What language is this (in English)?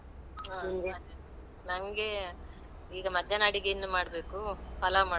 Kannada